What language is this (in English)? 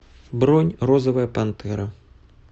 Russian